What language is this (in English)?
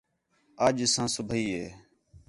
Khetrani